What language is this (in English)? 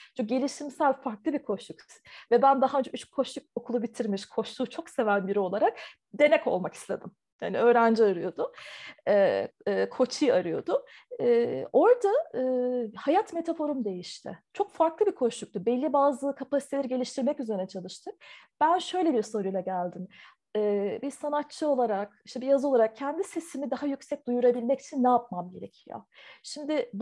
Turkish